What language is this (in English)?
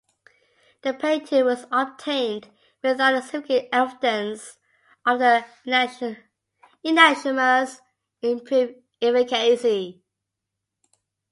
English